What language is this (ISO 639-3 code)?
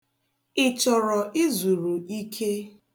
ibo